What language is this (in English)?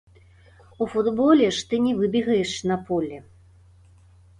Belarusian